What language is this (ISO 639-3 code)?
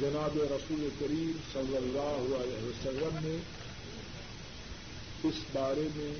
urd